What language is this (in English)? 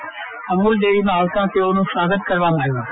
Gujarati